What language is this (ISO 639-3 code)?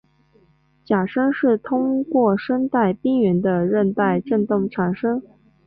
zho